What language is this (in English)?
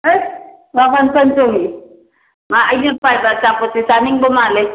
Manipuri